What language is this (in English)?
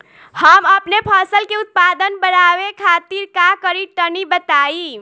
Bhojpuri